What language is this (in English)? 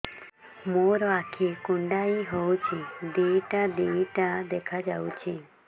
Odia